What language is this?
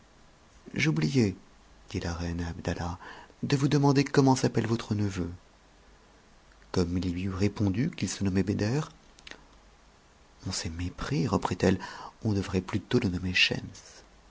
French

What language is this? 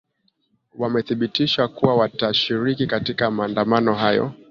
Swahili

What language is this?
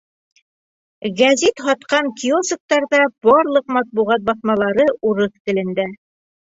Bashkir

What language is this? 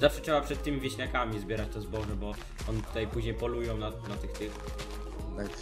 Polish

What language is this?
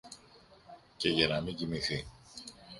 Greek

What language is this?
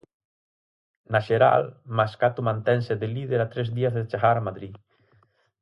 Galician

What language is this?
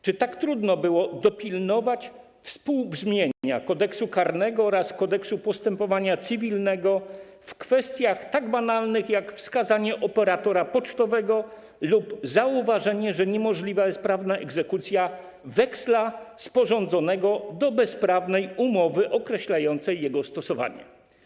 Polish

